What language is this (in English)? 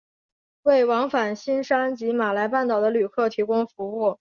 Chinese